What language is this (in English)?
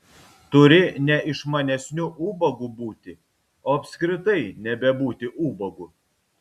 Lithuanian